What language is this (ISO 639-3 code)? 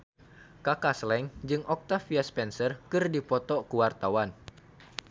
sun